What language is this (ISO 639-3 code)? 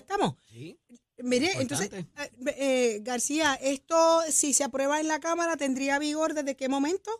spa